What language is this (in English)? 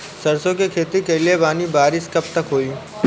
Bhojpuri